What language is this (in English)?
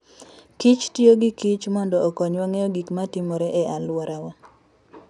Luo (Kenya and Tanzania)